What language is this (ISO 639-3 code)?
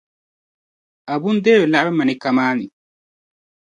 dag